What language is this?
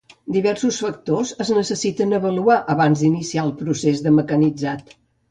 Catalan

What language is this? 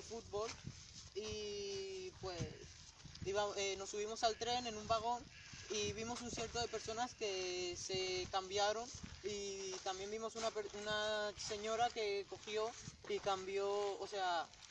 Spanish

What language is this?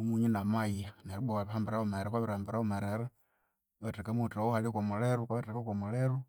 Konzo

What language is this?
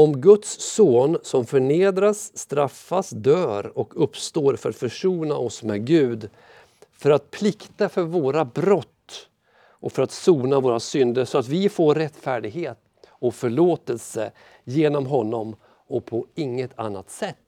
Swedish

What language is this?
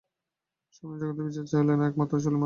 Bangla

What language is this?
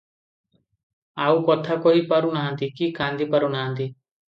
Odia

